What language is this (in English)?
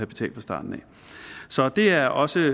Danish